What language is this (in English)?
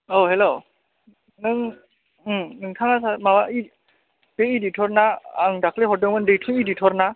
Bodo